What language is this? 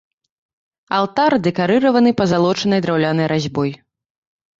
Belarusian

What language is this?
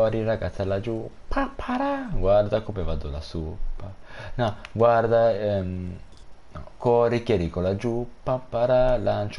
Italian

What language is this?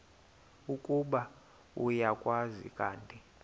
Xhosa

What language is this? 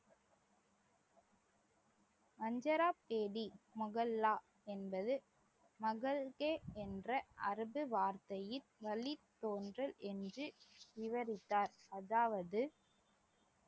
Tamil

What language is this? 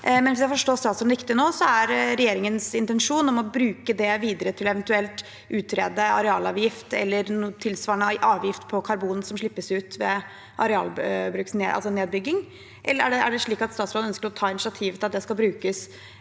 Norwegian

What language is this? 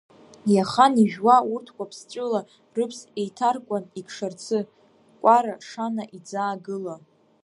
Abkhazian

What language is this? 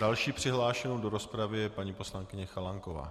Czech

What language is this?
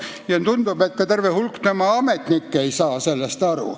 Estonian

